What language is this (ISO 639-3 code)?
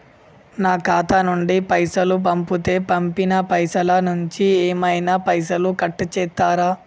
tel